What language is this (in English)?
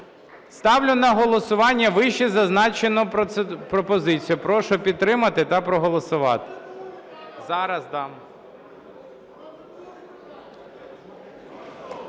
Ukrainian